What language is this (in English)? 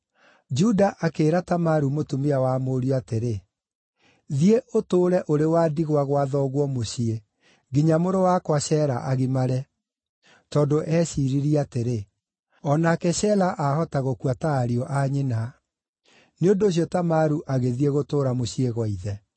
Kikuyu